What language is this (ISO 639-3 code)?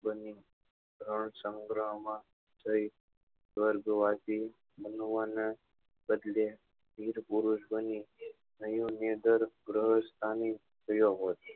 guj